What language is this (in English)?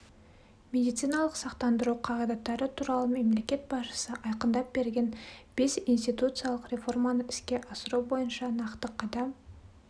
Kazakh